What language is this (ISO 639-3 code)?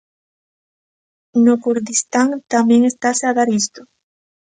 glg